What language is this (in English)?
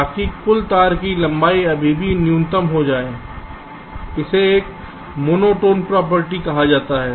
Hindi